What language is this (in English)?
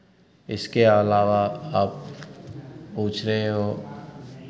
Hindi